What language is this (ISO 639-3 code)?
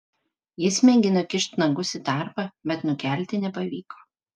lit